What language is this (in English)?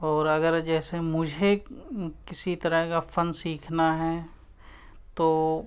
Urdu